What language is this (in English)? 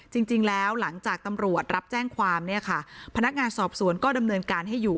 Thai